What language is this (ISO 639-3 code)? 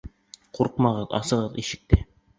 bak